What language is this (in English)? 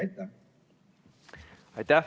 Estonian